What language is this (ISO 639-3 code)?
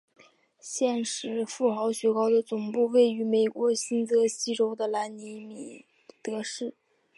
zho